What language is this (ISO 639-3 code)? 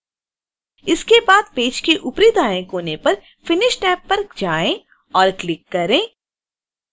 hin